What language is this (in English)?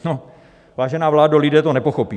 Czech